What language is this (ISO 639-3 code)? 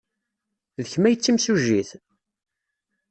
kab